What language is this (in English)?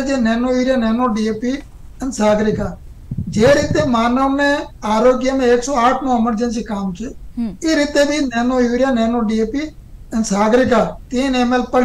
Hindi